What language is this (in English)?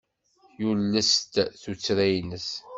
Kabyle